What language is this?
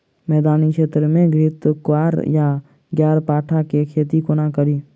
Maithili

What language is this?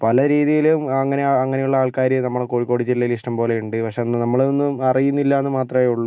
Malayalam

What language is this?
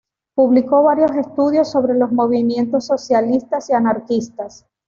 Spanish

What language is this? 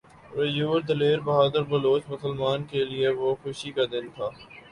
Urdu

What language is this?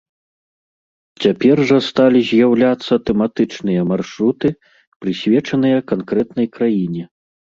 Belarusian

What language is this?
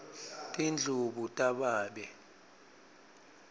Swati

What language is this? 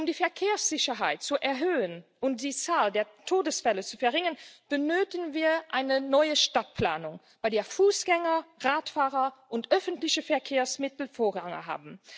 German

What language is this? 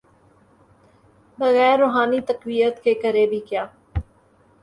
Urdu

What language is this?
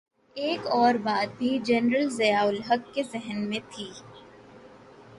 Urdu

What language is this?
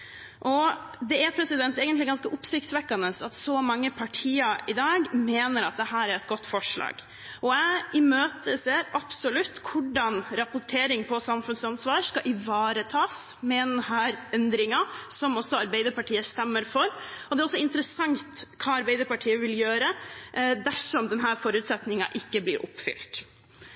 Norwegian Bokmål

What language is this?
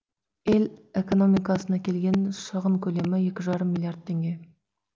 Kazakh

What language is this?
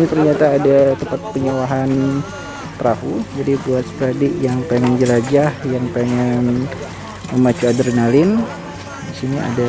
Indonesian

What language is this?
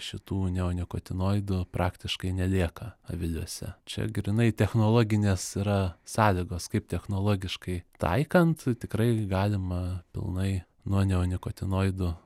Lithuanian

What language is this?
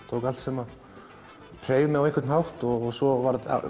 Icelandic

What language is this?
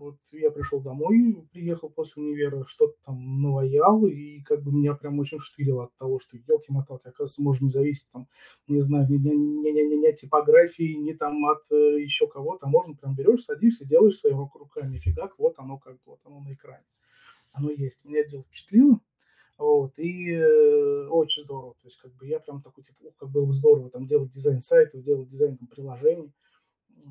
Russian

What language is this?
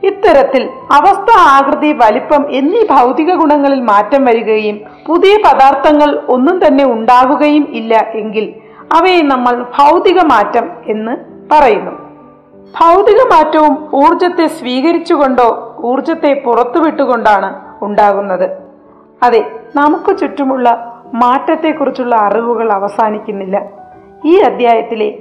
Malayalam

